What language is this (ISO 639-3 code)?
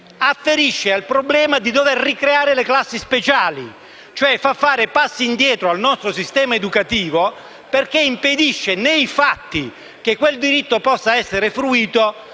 ita